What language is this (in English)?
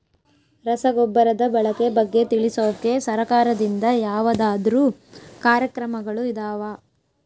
Kannada